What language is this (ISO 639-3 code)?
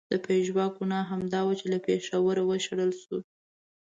pus